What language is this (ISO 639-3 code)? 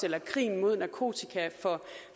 dan